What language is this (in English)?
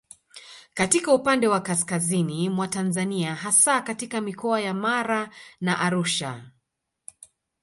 Swahili